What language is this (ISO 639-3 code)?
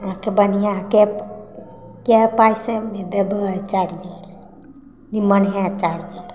mai